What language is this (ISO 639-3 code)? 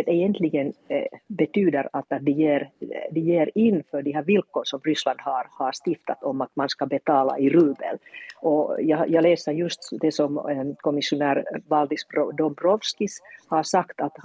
swe